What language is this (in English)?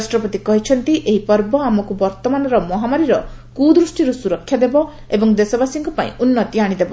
Odia